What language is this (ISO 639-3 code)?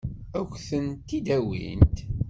kab